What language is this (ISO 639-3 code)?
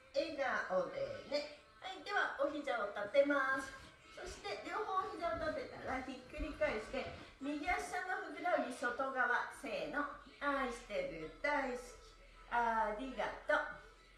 jpn